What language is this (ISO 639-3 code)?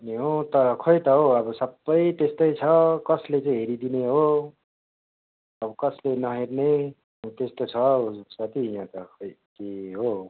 nep